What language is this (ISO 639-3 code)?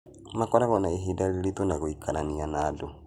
kik